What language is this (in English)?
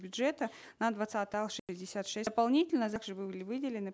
Kazakh